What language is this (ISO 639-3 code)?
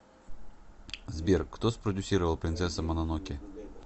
rus